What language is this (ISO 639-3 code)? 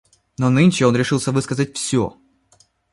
rus